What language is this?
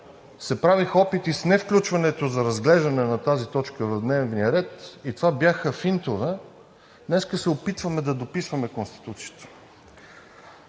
Bulgarian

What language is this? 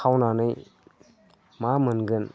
Bodo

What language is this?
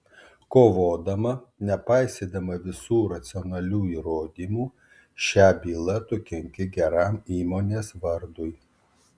Lithuanian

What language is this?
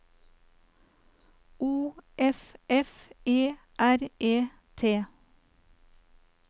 Norwegian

